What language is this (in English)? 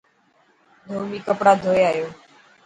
Dhatki